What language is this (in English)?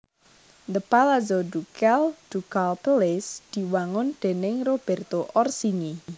Javanese